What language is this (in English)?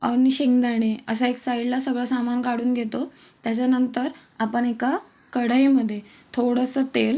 Marathi